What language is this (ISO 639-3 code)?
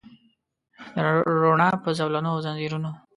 pus